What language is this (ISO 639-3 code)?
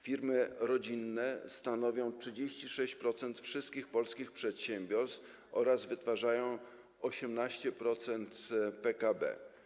pol